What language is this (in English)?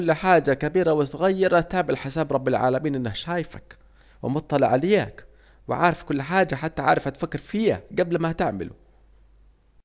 Saidi Arabic